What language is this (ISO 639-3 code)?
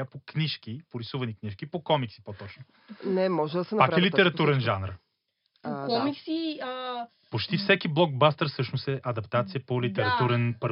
bul